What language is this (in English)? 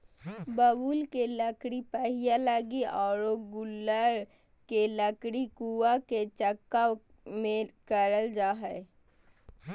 Magahi